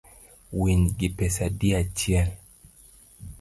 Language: Luo (Kenya and Tanzania)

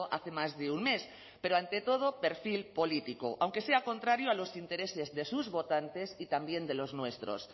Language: Spanish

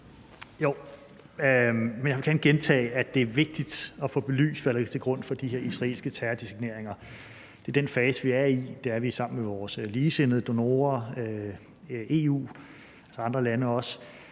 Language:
Danish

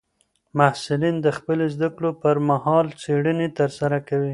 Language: Pashto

